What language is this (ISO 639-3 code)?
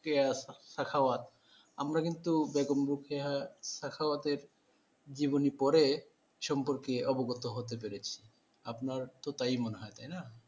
ben